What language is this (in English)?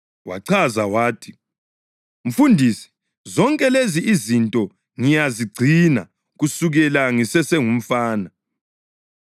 North Ndebele